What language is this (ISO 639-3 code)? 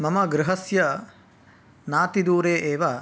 san